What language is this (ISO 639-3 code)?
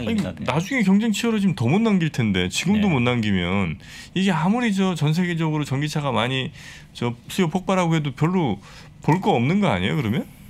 kor